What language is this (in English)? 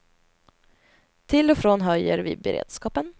Swedish